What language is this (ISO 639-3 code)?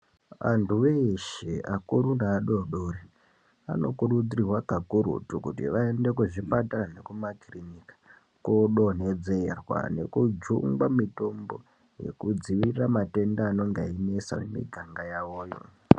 ndc